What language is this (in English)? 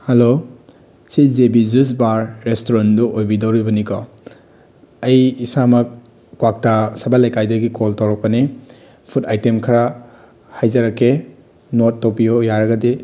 Manipuri